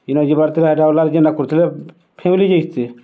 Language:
Odia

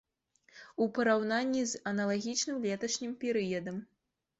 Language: Belarusian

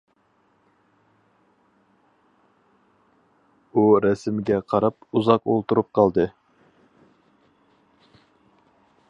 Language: Uyghur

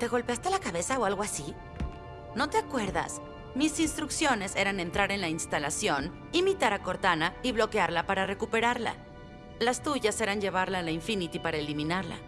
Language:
Spanish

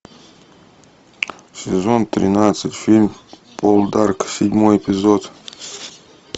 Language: Russian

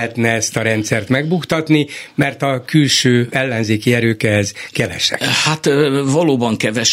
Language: Hungarian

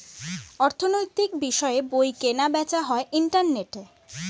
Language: Bangla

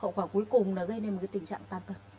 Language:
Vietnamese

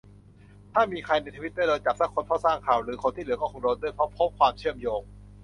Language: Thai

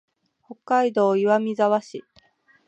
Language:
Japanese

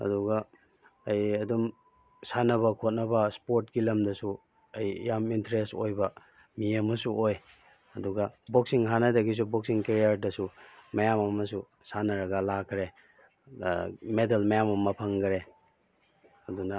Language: Manipuri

